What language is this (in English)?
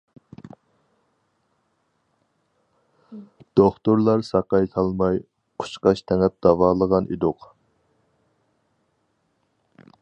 Uyghur